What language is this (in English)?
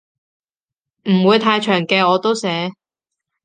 Cantonese